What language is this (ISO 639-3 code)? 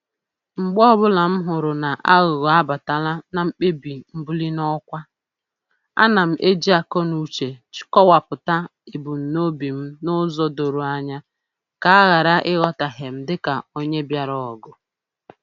ibo